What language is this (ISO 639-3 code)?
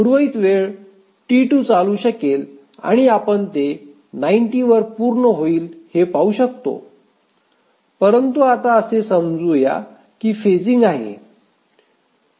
mar